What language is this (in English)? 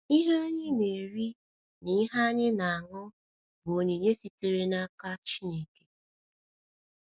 Igbo